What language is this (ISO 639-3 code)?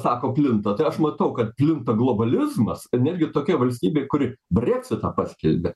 lit